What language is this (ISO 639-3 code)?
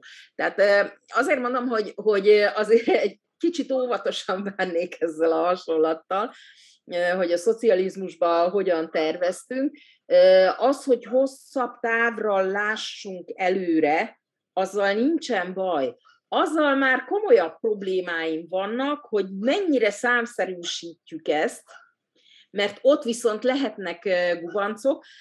hun